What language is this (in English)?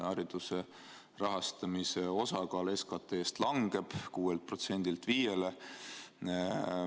Estonian